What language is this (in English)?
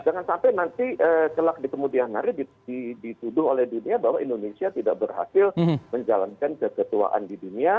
Indonesian